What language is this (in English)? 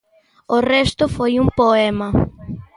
Galician